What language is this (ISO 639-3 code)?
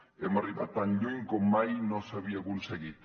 cat